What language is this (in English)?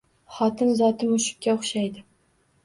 Uzbek